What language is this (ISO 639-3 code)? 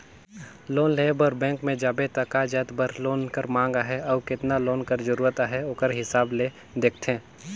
hne